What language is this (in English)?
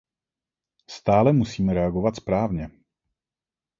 Czech